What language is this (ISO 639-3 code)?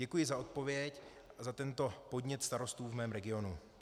ces